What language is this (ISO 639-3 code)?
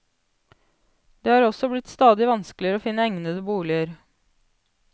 nor